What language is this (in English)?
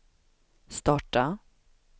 Swedish